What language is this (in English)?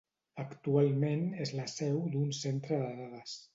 Catalan